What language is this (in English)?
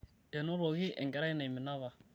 Masai